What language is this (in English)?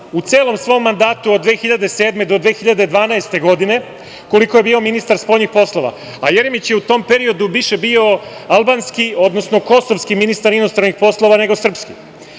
Serbian